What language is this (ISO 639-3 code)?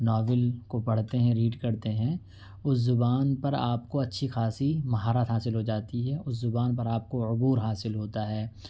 urd